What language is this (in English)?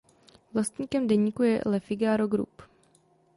Czech